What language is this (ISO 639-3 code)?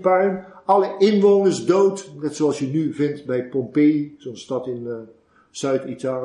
nld